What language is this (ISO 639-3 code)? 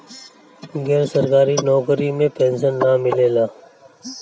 bho